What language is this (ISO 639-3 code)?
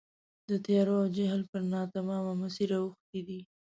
pus